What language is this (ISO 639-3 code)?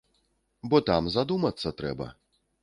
bel